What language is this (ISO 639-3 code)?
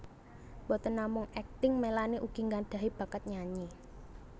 jav